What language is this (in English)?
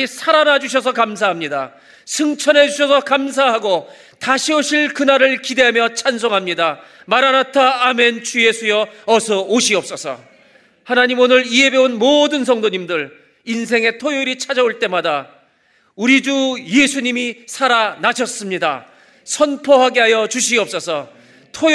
Korean